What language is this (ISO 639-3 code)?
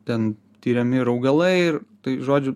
lit